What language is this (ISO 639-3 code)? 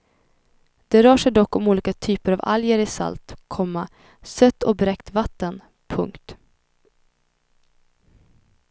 swe